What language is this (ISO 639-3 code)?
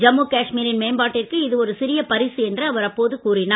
tam